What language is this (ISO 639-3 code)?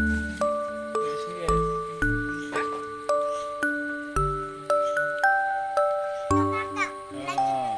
ind